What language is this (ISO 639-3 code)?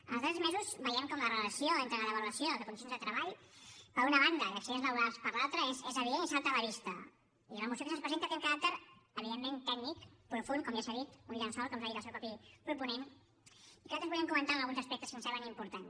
cat